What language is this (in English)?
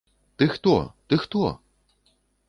Belarusian